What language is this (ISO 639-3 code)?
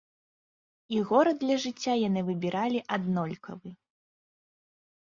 bel